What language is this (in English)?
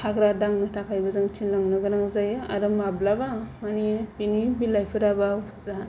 Bodo